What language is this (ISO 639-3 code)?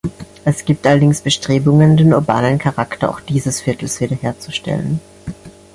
deu